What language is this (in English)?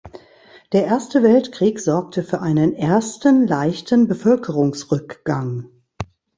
German